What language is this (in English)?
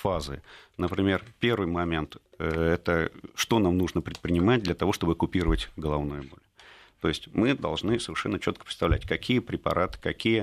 Russian